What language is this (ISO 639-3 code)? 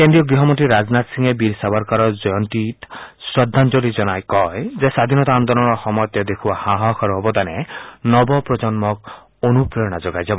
asm